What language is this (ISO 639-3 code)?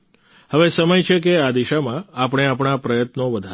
guj